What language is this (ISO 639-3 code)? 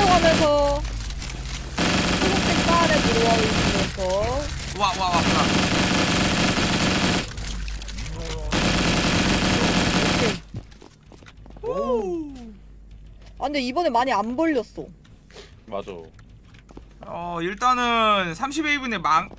kor